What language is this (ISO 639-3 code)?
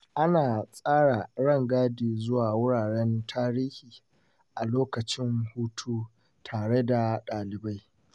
hau